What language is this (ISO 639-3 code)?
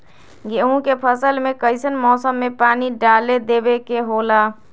mag